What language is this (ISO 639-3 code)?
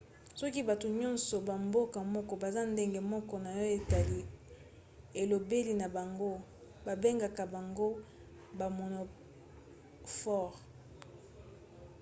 lin